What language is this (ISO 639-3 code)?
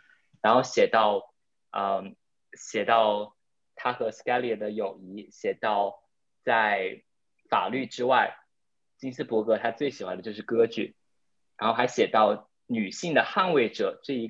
zho